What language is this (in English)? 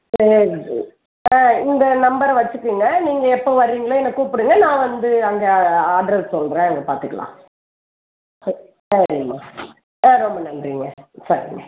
Tamil